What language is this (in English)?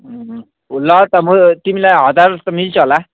Nepali